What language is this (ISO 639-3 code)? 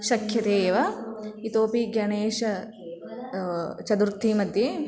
san